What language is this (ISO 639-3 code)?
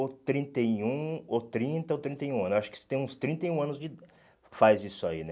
por